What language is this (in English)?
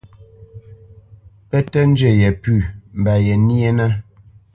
Bamenyam